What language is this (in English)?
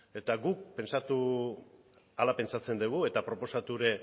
Basque